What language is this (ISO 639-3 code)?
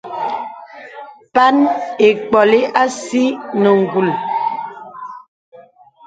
beb